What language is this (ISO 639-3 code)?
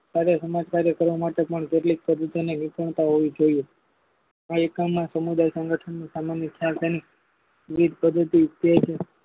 guj